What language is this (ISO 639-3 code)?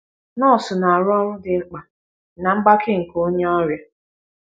ibo